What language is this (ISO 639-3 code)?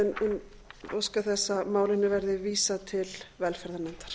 isl